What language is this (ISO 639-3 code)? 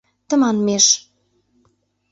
chm